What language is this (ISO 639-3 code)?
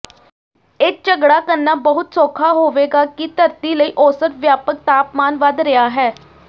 pan